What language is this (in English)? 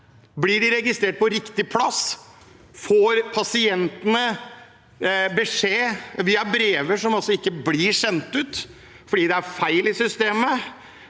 Norwegian